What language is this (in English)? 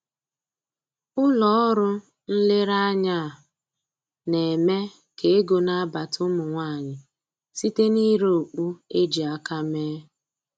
Igbo